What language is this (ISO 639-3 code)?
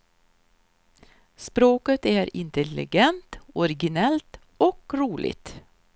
swe